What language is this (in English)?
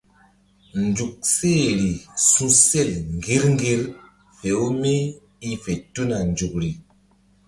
Mbum